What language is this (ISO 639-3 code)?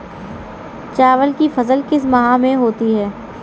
hin